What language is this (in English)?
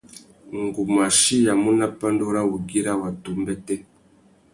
Tuki